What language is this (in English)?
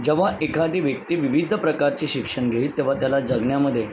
Marathi